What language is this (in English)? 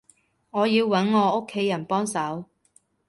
Cantonese